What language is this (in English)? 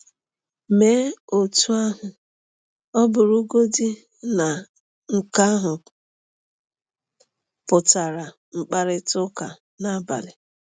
Igbo